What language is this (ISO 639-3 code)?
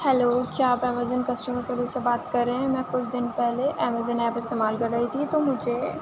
urd